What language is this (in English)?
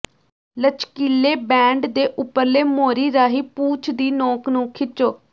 Punjabi